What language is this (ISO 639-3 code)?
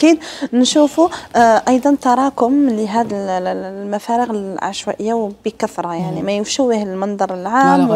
ara